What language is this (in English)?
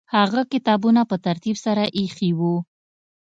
Pashto